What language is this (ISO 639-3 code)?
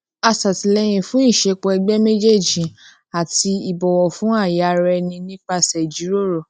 yor